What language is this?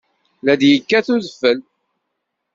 Kabyle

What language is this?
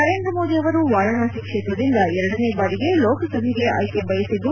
Kannada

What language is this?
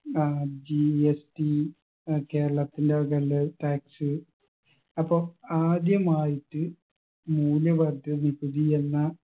Malayalam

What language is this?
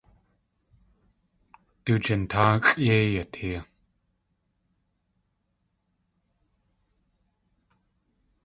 Tlingit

